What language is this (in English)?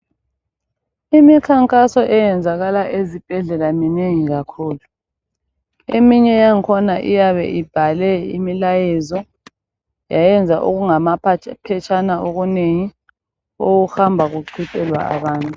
North Ndebele